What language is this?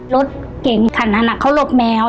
Thai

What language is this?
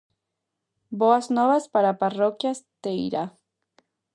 Galician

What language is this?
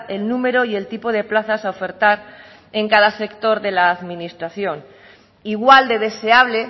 Spanish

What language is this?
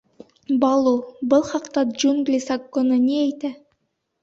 Bashkir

